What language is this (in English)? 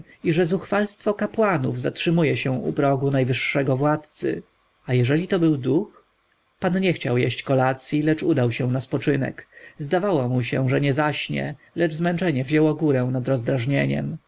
Polish